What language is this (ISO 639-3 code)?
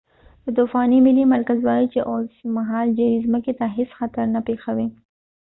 pus